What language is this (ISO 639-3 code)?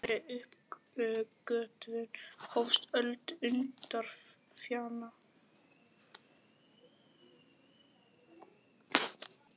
isl